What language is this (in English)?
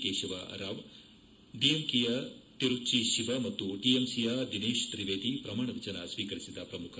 Kannada